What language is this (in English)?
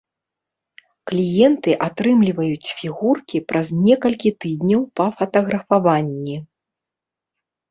Belarusian